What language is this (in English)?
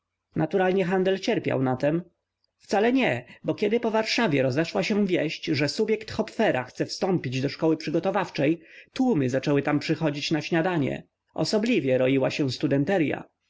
Polish